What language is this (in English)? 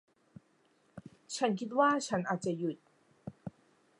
Thai